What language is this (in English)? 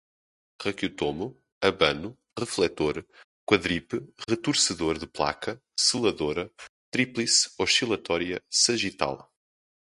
Portuguese